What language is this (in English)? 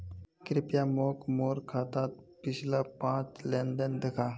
Magahi